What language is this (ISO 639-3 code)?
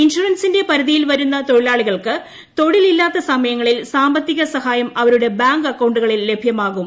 mal